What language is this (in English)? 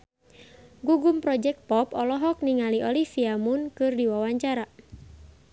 Sundanese